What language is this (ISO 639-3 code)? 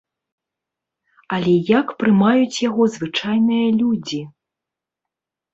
bel